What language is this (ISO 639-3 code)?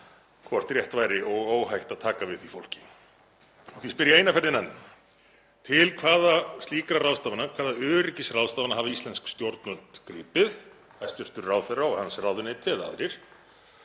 isl